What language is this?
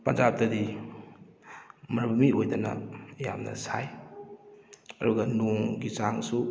Manipuri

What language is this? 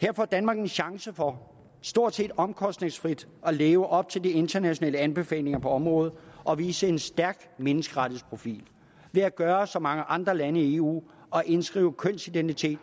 Danish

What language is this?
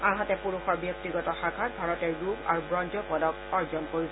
Assamese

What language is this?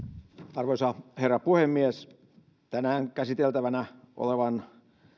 Finnish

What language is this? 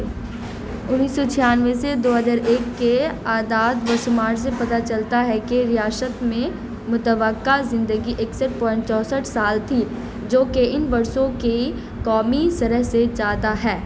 Urdu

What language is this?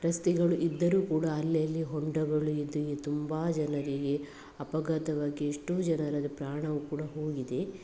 Kannada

